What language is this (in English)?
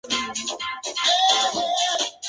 Spanish